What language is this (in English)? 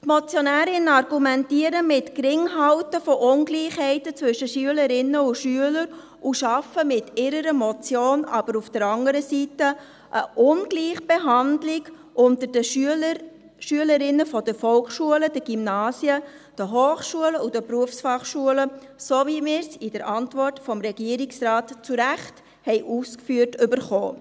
Swiss German